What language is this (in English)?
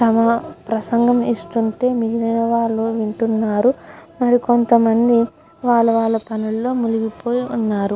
Telugu